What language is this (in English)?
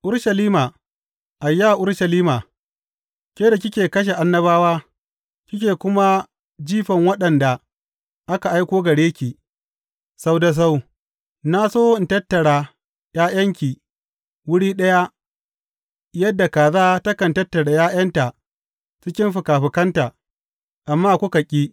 Hausa